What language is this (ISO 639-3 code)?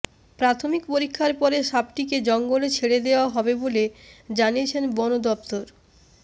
ben